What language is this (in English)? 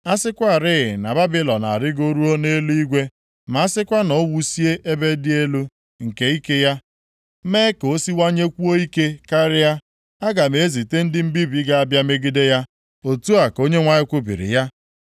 Igbo